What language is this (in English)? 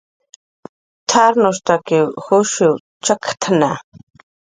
Jaqaru